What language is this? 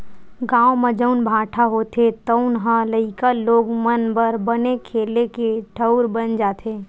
Chhattisgarhi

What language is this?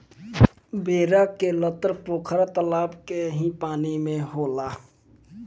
Bhojpuri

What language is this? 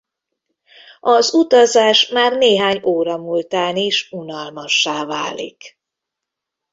Hungarian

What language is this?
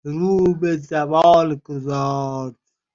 Persian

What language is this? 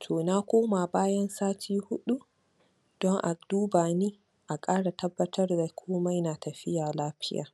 Hausa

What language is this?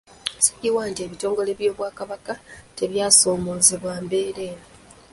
Ganda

